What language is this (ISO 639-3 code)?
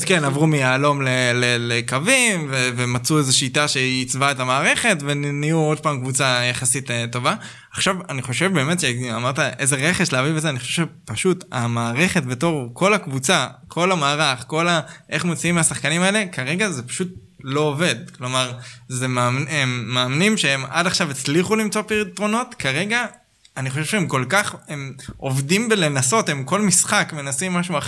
heb